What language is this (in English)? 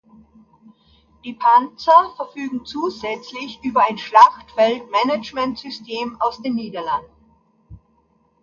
German